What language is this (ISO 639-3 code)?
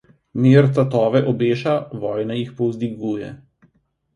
slv